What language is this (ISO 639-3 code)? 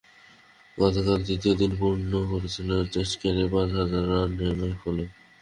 ben